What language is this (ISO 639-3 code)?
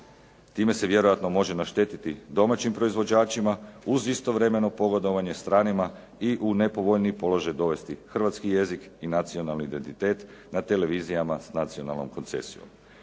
hrv